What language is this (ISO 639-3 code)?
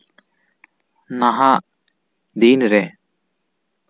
sat